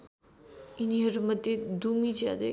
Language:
Nepali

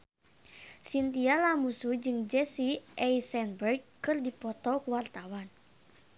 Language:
Sundanese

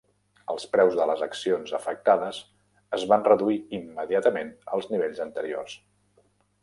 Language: Catalan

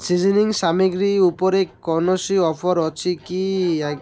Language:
Odia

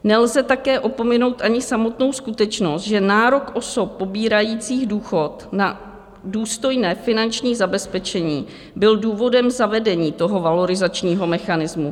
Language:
Czech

